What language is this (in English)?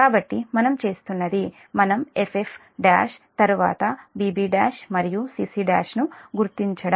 Telugu